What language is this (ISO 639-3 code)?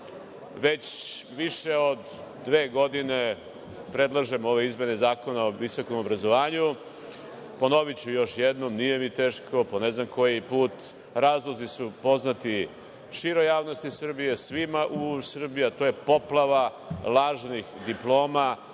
srp